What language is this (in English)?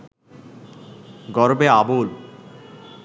Bangla